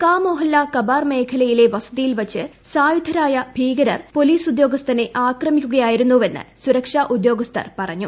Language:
Malayalam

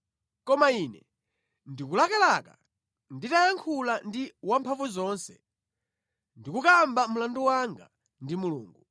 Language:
Nyanja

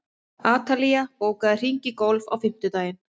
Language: Icelandic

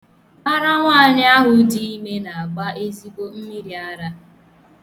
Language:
Igbo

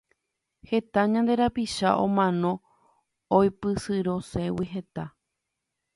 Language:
Guarani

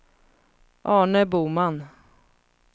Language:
Swedish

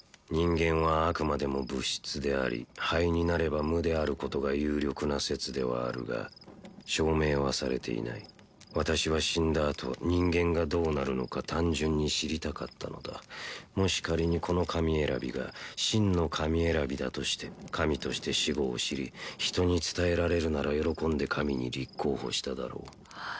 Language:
Japanese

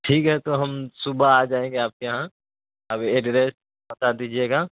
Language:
Urdu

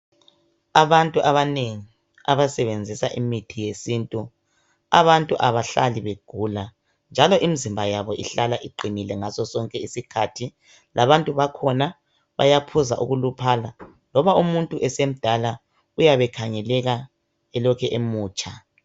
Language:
North Ndebele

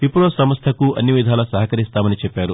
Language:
Telugu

